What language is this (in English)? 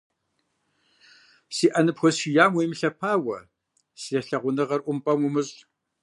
Kabardian